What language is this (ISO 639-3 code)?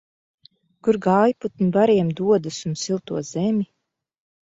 lav